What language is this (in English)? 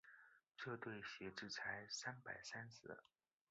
Chinese